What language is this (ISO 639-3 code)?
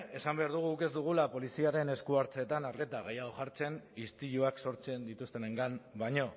eus